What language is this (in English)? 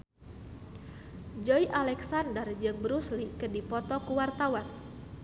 Sundanese